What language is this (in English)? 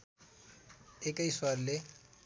Nepali